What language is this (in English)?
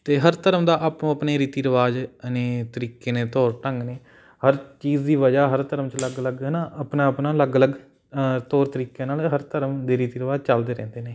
Punjabi